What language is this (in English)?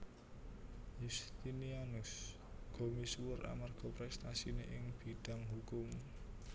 Javanese